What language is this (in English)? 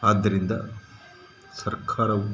Kannada